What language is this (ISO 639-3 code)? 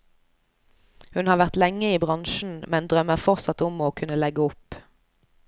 nor